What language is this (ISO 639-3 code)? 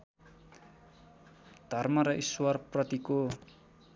nep